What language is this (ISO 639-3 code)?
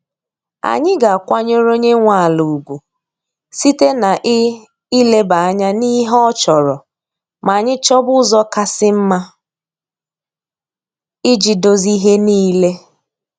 ibo